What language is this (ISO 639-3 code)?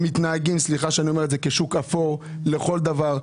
heb